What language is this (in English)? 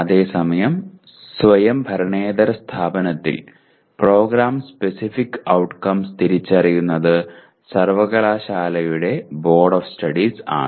Malayalam